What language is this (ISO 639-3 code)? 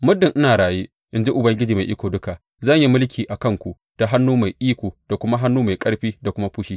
hau